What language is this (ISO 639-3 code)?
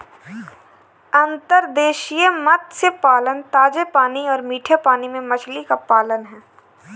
hin